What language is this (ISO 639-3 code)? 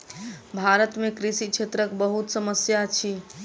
mai